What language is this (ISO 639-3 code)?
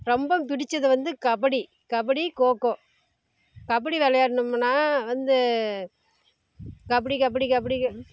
tam